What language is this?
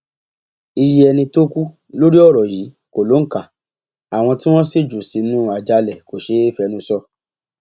Yoruba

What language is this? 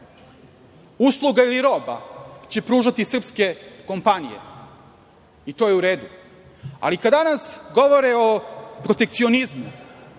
Serbian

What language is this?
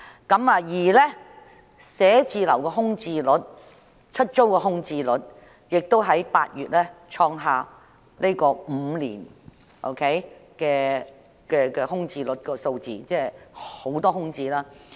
Cantonese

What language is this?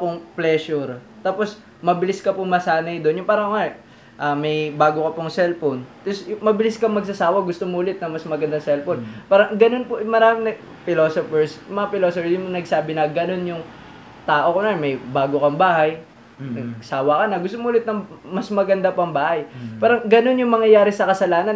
Filipino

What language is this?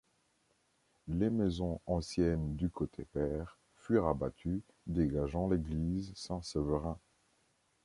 French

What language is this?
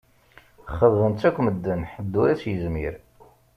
Kabyle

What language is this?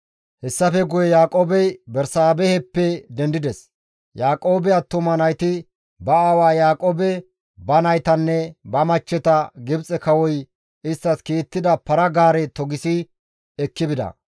Gamo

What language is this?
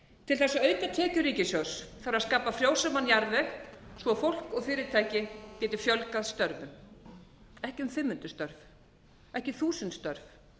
Icelandic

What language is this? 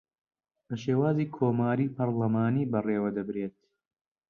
Central Kurdish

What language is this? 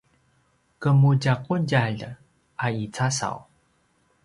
Paiwan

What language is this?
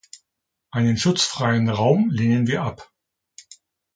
German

